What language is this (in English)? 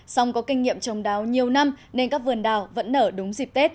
Vietnamese